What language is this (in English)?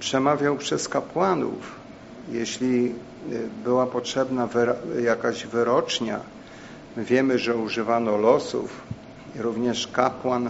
Polish